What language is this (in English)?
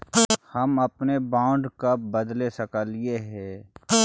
Magahi